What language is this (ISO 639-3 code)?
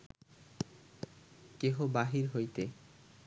ben